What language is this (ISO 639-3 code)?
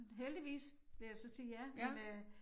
dan